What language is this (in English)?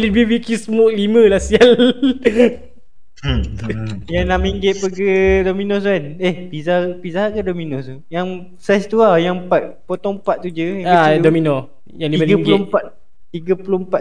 Malay